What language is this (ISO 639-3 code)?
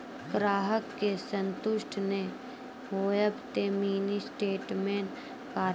mai